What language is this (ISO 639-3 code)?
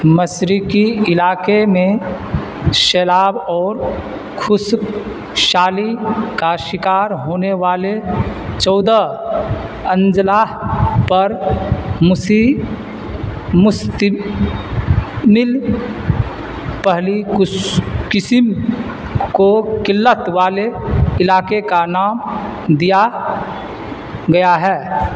urd